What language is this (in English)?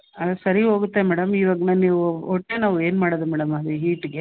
Kannada